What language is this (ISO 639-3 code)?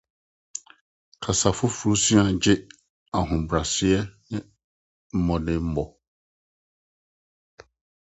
aka